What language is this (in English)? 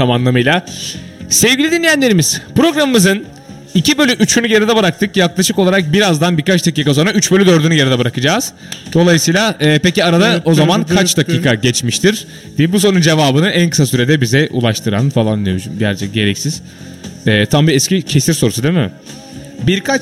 Turkish